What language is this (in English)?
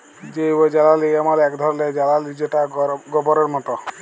Bangla